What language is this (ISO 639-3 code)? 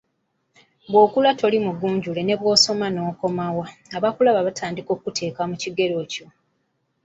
lug